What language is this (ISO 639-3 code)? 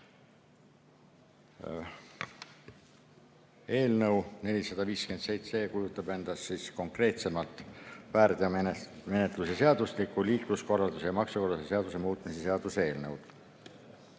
est